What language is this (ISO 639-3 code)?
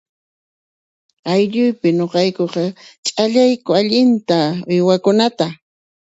qxp